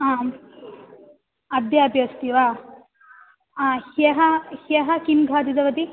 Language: Sanskrit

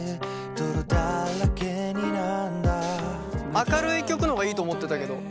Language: Japanese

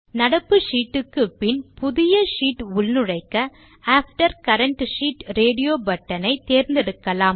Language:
Tamil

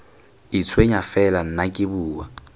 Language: Tswana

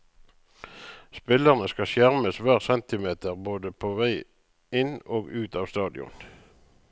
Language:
Norwegian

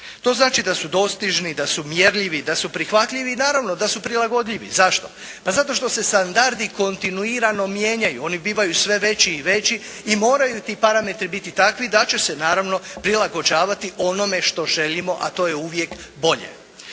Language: Croatian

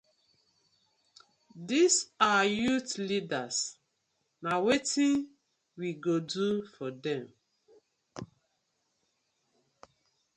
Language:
Nigerian Pidgin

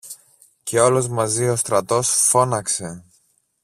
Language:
Greek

